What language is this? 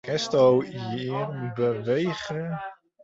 Western Frisian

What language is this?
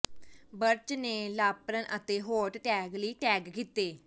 Punjabi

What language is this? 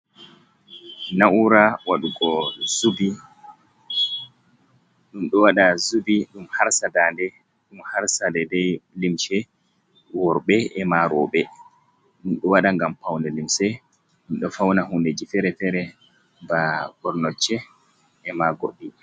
Fula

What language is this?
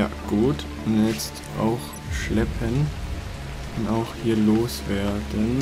German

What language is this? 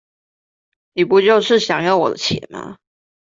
Chinese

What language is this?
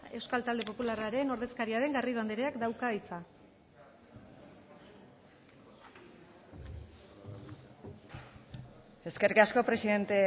Basque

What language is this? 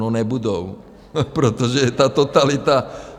Czech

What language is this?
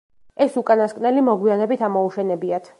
Georgian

